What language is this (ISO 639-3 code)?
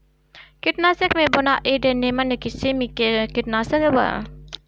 bho